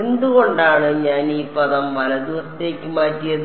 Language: Malayalam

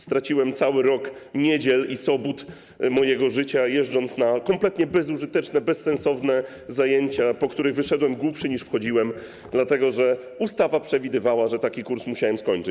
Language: Polish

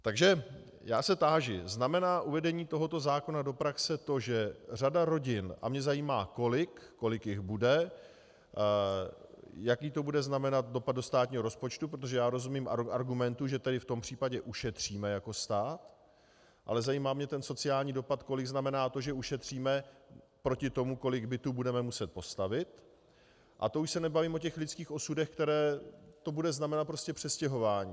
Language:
Czech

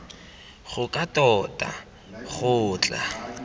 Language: Tswana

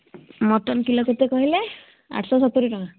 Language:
Odia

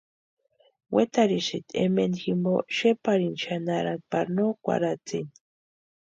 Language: Western Highland Purepecha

